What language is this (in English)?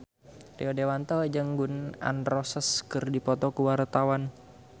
Sundanese